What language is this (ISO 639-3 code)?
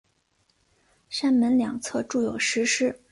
zho